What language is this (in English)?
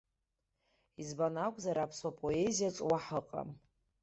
Abkhazian